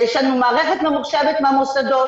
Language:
Hebrew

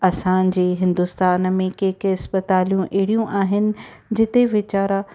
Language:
Sindhi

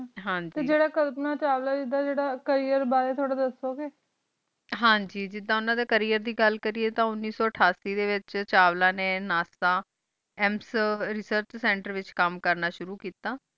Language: Punjabi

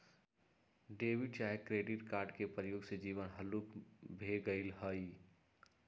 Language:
Magahi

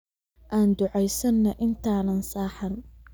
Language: Somali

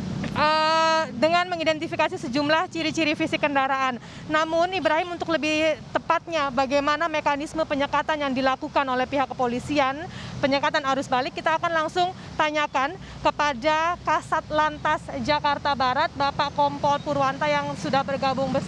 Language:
Indonesian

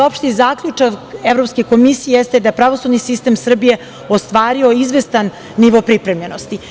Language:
Serbian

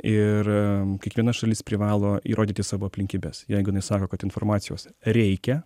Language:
Lithuanian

